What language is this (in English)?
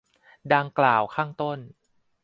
Thai